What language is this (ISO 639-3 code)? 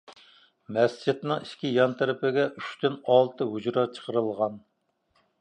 uig